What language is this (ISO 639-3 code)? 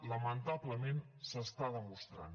cat